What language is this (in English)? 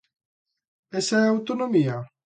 Galician